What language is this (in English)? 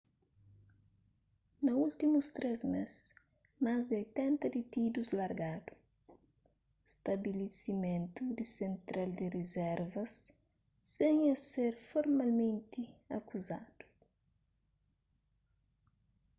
Kabuverdianu